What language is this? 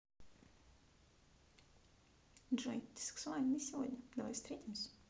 Russian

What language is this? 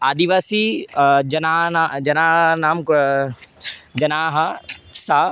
Sanskrit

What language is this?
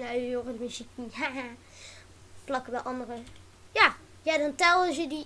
Dutch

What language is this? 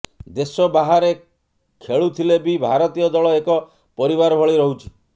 Odia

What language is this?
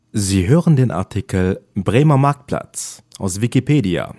German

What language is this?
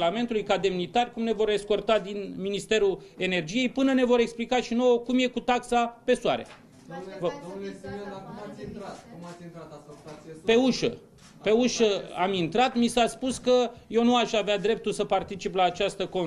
Romanian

